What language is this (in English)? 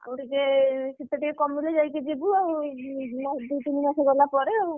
Odia